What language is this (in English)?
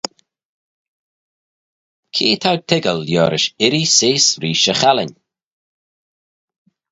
Manx